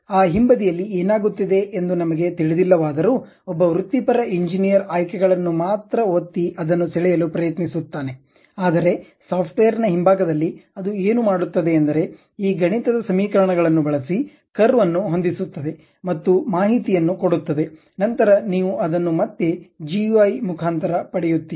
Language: Kannada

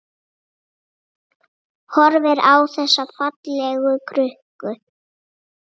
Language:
Icelandic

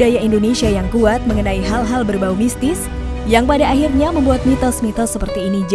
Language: Indonesian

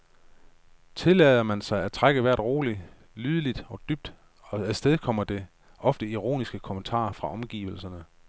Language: Danish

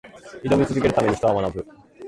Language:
Japanese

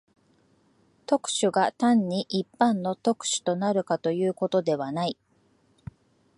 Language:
Japanese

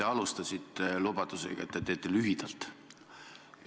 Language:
Estonian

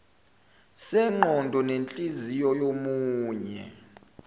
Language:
Zulu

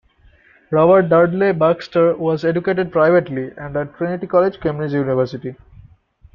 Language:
English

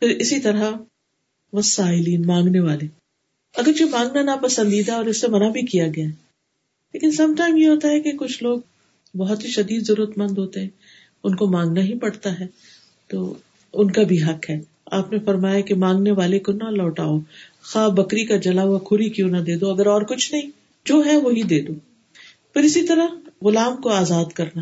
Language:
Urdu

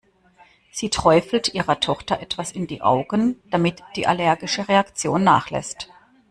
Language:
German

